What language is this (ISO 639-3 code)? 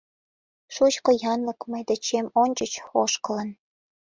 chm